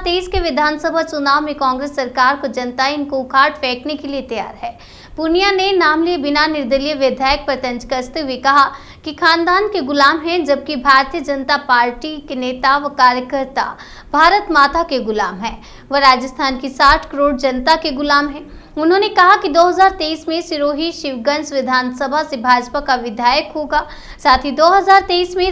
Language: Hindi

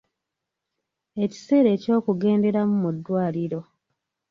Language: Ganda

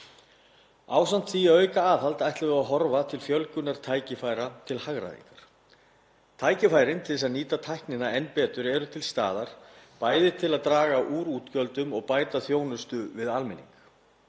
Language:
Icelandic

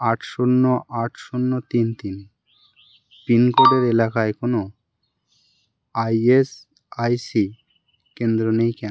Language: Bangla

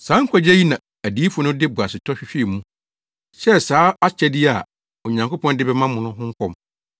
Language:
Akan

